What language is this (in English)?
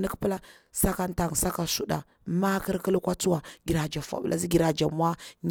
Bura-Pabir